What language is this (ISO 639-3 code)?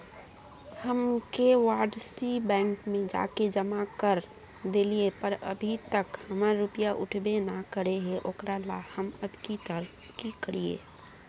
mag